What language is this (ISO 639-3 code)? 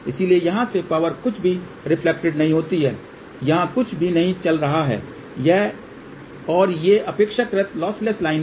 hin